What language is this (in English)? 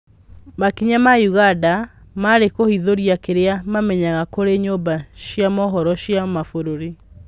Kikuyu